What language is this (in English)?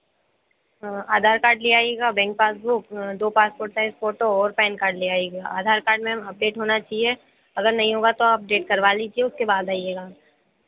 Hindi